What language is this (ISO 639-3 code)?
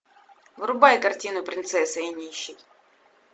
rus